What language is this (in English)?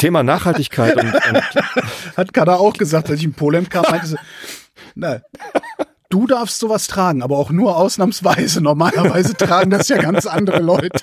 German